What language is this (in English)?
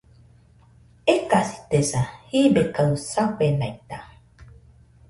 Nüpode Huitoto